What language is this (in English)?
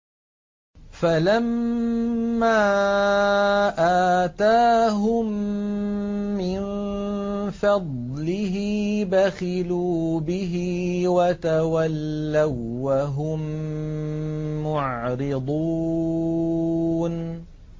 Arabic